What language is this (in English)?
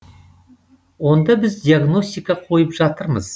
Kazakh